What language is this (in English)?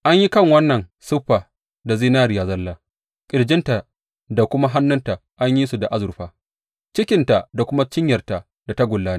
Hausa